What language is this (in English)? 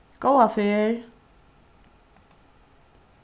Faroese